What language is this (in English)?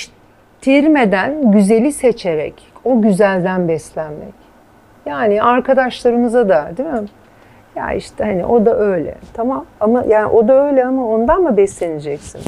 Turkish